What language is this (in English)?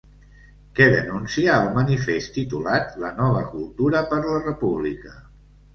Catalan